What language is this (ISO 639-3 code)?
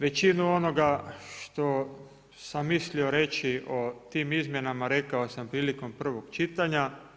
hrv